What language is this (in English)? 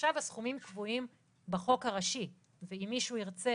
Hebrew